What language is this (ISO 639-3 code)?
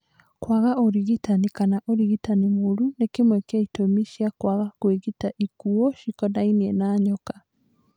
kik